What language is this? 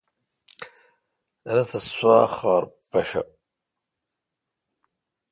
Kalkoti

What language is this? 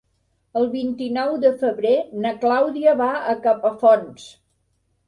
Catalan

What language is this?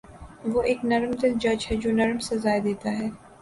Urdu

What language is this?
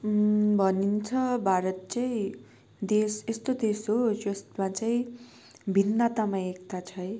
Nepali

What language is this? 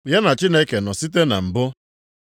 Igbo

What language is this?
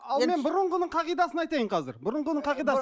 Kazakh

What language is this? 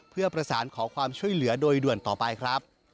Thai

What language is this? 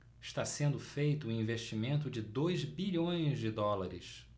Portuguese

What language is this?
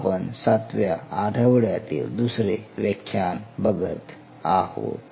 Marathi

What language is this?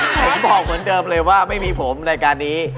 Thai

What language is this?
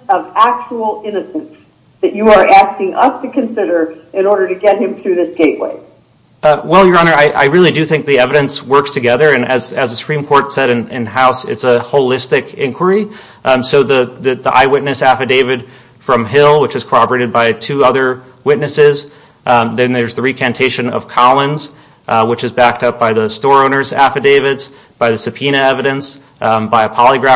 English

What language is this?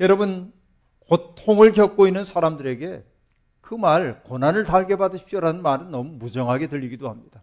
Korean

